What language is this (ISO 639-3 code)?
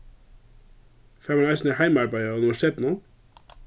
fao